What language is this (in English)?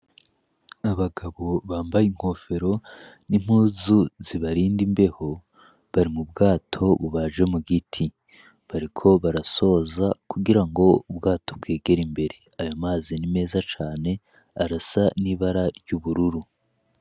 Rundi